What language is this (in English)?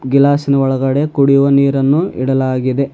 Kannada